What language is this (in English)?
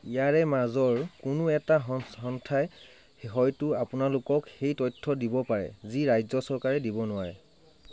Assamese